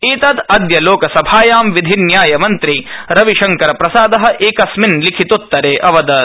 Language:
Sanskrit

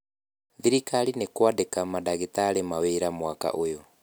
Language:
Kikuyu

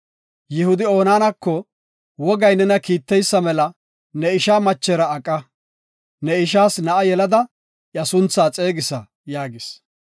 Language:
Gofa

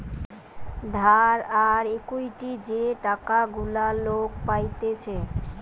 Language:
Bangla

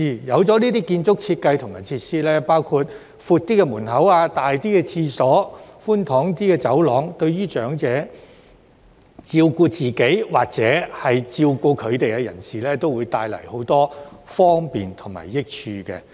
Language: Cantonese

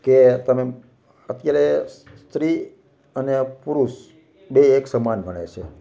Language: Gujarati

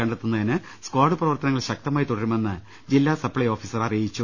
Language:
Malayalam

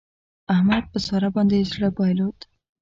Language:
Pashto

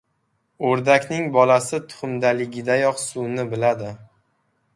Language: Uzbek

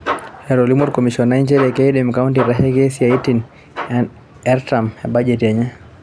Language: Masai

